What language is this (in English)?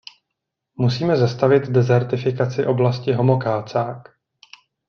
Czech